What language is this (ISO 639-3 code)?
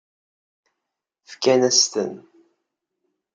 kab